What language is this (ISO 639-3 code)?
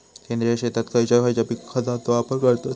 mar